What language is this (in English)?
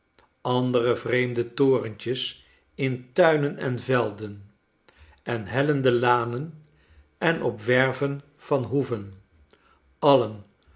Dutch